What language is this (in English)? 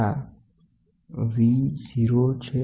Gujarati